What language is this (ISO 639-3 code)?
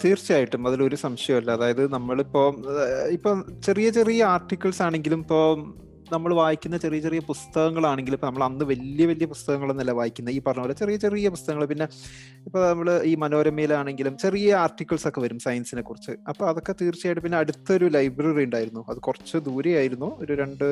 mal